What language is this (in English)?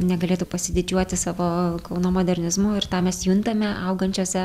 Lithuanian